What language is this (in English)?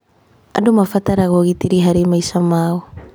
Kikuyu